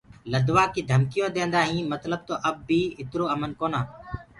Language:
Gurgula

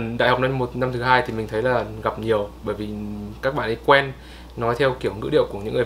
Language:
Vietnamese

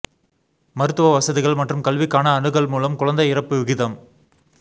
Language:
Tamil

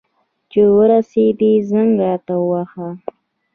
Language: Pashto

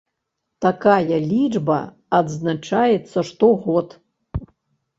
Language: Belarusian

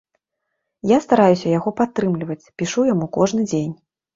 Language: Belarusian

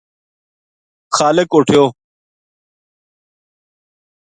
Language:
Gujari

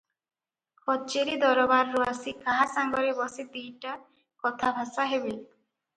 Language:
Odia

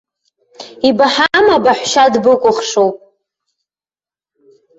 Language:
Abkhazian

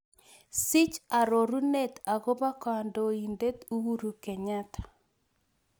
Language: Kalenjin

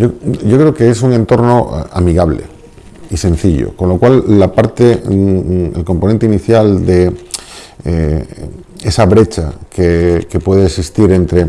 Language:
Spanish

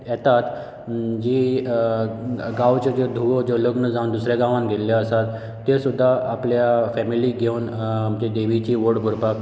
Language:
Konkani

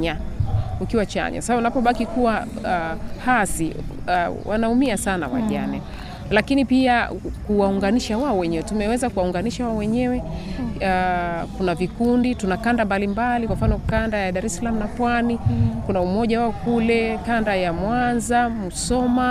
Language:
Swahili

